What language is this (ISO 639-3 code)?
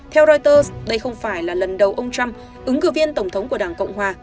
vie